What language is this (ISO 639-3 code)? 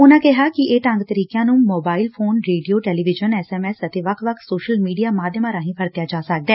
pan